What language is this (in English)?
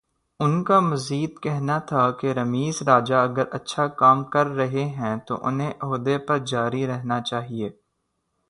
Urdu